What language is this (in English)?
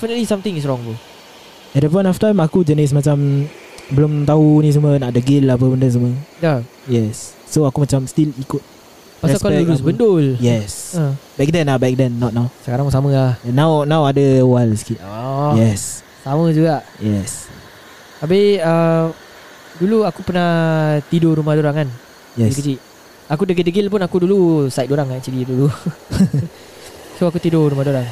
Malay